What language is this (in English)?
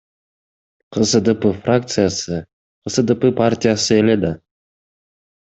Kyrgyz